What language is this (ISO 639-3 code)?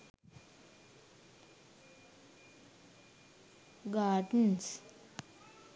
sin